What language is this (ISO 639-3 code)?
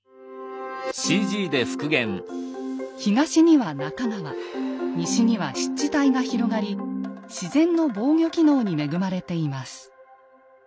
jpn